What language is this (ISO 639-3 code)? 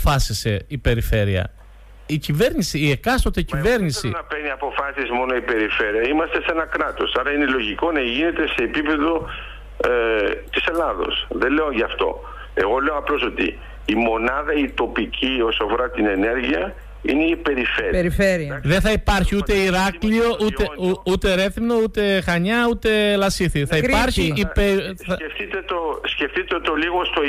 ell